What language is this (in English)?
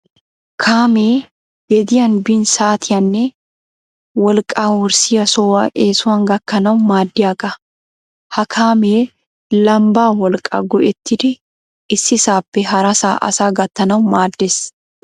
Wolaytta